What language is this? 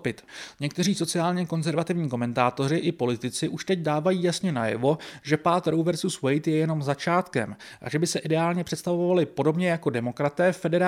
Czech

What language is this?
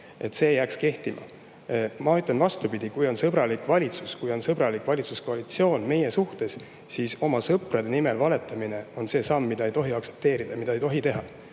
Estonian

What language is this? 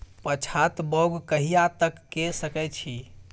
Maithili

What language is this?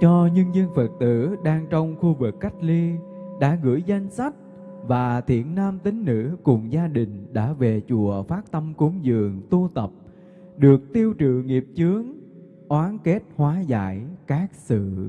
Vietnamese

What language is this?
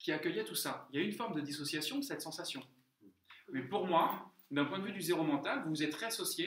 French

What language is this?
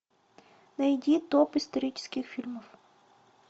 Russian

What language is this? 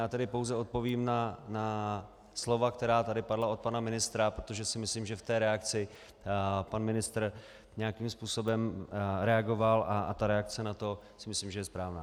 Czech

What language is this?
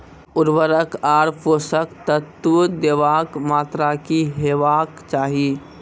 Maithili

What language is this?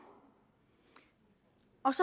Danish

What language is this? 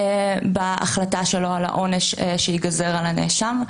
Hebrew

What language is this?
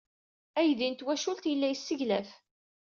Kabyle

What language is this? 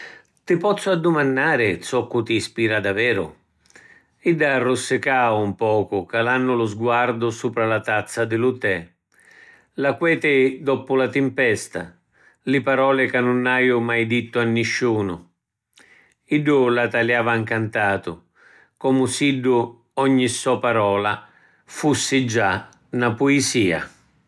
Sicilian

